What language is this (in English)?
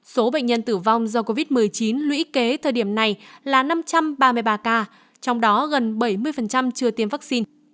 Vietnamese